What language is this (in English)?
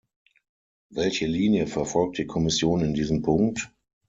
German